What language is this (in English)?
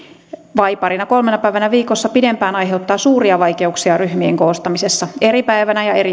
Finnish